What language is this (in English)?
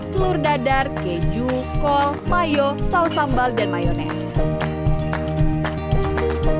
Indonesian